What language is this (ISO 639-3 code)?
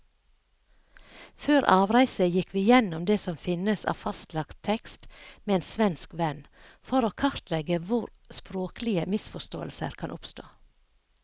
nor